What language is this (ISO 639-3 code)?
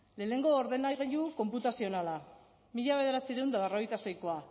eus